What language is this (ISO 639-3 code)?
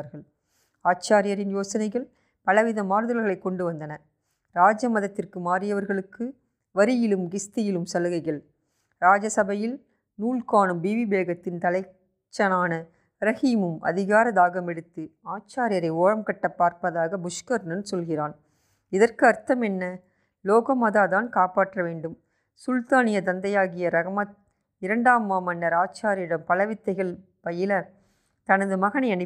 tam